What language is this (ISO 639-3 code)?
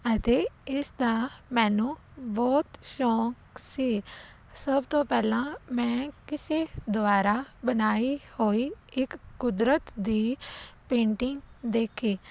pan